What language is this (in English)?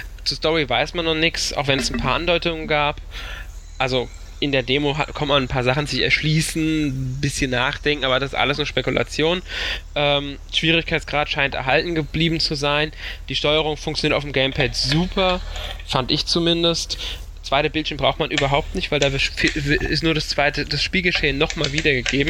German